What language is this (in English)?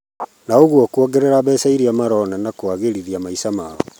Kikuyu